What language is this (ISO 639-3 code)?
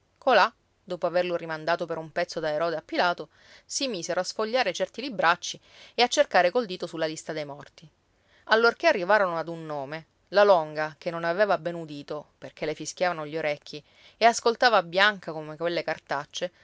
ita